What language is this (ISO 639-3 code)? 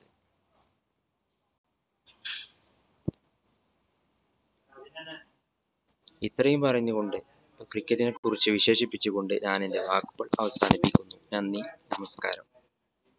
mal